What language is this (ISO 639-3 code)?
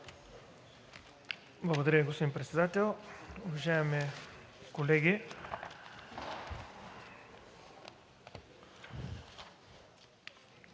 bul